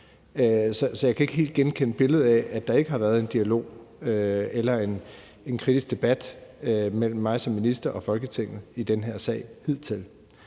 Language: Danish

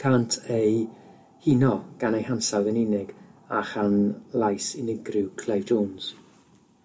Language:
Welsh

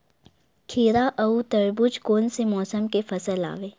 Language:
Chhattisgarhi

